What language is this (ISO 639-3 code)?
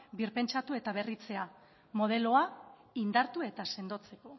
eus